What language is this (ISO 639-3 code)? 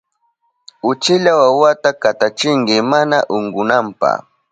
qup